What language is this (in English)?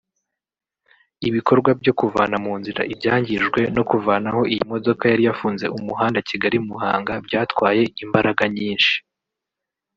Kinyarwanda